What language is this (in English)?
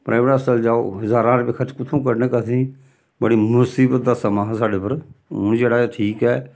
Dogri